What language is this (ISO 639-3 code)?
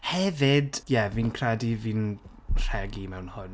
cym